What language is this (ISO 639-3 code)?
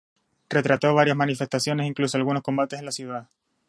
spa